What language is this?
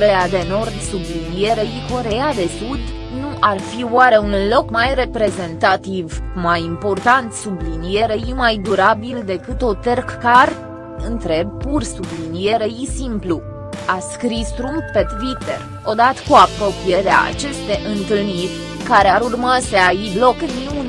Romanian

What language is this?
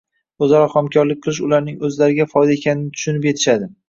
Uzbek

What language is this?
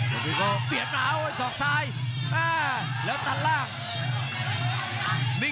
Thai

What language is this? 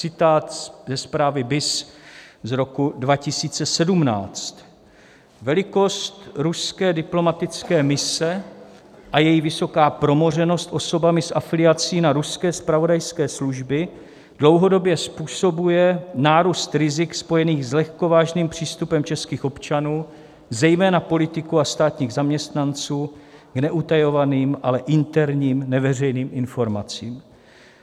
Czech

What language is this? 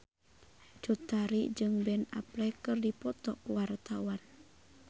Sundanese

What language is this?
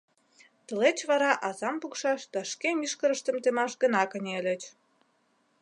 Mari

